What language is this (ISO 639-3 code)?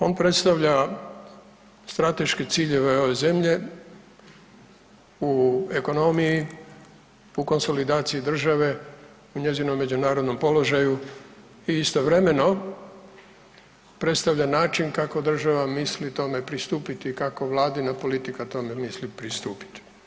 hrv